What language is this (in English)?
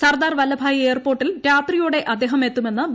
Malayalam